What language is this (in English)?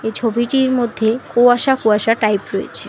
Bangla